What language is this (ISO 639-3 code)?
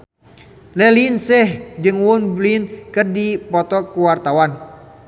sun